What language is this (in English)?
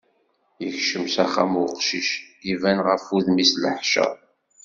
Kabyle